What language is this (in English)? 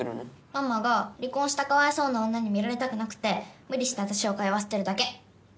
Japanese